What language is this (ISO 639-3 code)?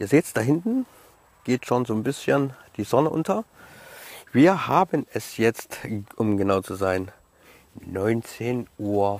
deu